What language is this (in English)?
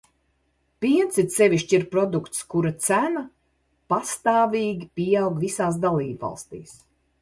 Latvian